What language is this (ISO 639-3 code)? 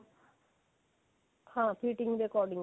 pan